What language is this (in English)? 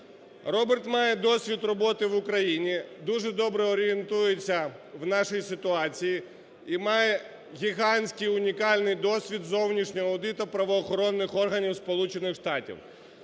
Ukrainian